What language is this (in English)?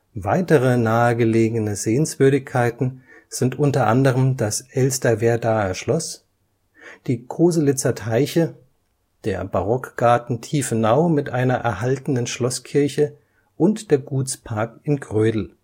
German